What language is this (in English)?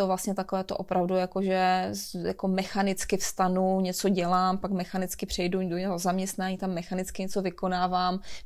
Czech